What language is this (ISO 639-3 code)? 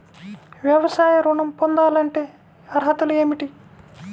tel